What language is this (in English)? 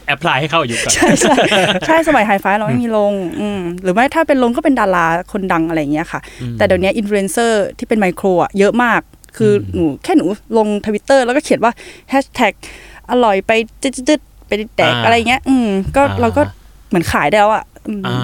Thai